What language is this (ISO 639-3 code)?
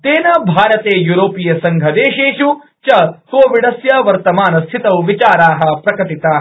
san